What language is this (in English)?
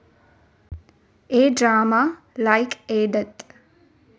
Malayalam